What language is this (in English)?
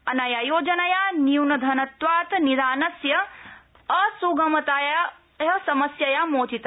Sanskrit